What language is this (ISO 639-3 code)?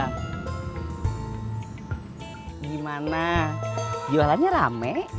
ind